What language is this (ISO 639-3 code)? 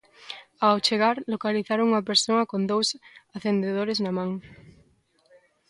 glg